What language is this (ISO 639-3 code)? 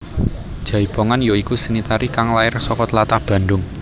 jav